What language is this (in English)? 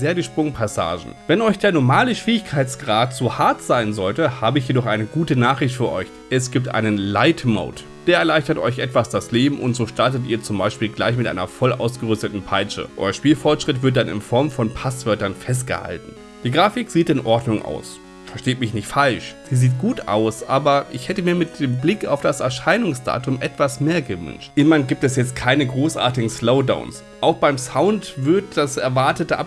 German